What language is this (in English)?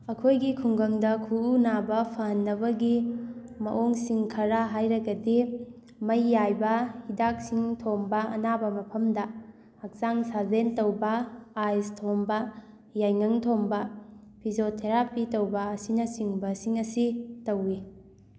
Manipuri